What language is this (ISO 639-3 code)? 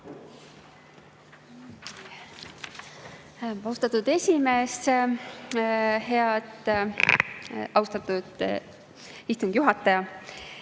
est